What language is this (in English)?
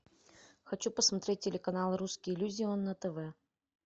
Russian